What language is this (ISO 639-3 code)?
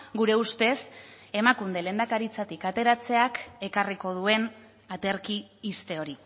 eus